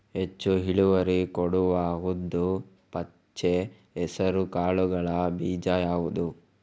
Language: Kannada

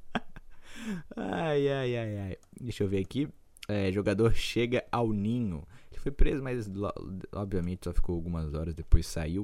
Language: Portuguese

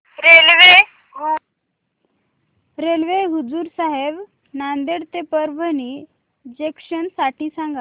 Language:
Marathi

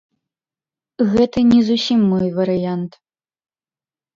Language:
Belarusian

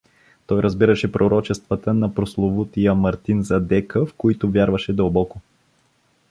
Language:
Bulgarian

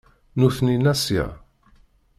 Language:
Kabyle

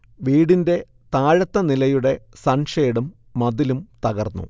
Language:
Malayalam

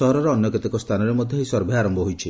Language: Odia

